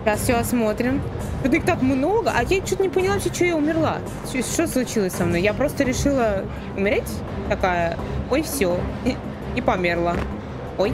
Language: Russian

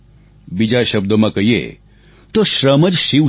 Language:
Gujarati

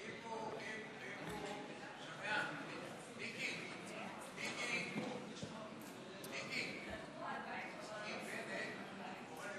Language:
Hebrew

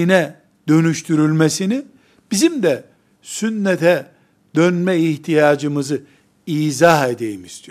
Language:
Turkish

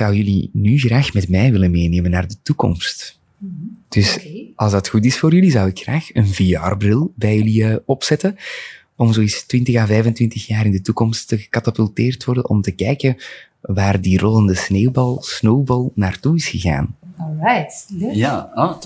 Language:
Dutch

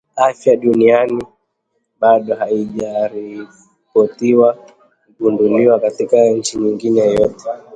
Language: Swahili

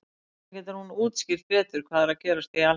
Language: Icelandic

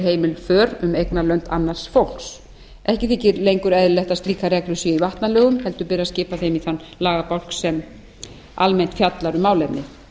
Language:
Icelandic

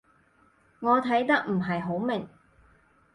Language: Cantonese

